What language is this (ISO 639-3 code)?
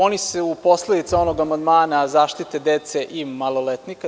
srp